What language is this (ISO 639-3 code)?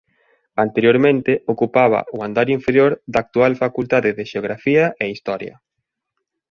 glg